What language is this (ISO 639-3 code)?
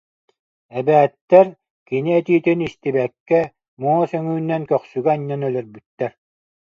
sah